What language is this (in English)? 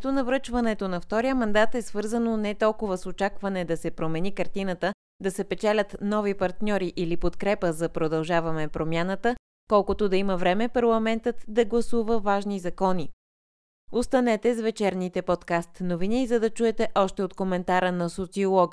Bulgarian